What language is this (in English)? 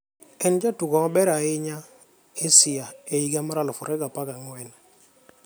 Luo (Kenya and Tanzania)